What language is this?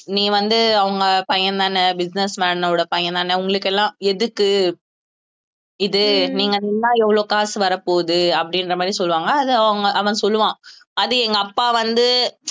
Tamil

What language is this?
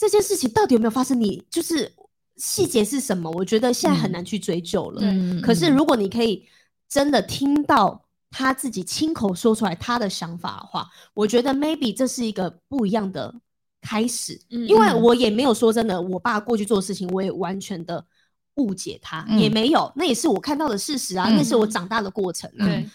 Chinese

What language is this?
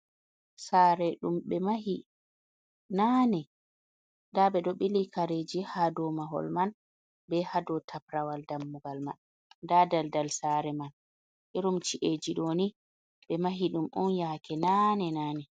Fula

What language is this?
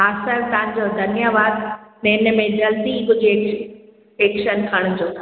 Sindhi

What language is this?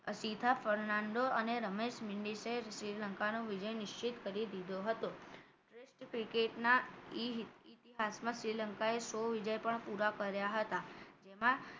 Gujarati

